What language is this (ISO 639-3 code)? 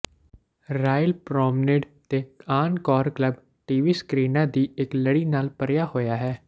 pan